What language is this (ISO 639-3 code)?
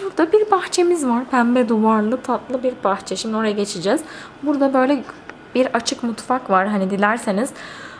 tur